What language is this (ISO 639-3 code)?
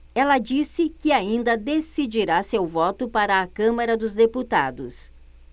por